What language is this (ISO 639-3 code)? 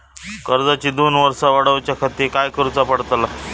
mar